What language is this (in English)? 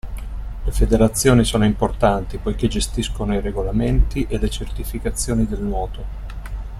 Italian